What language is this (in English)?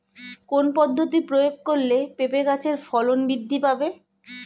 Bangla